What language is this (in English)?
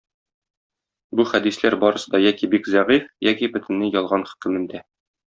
Tatar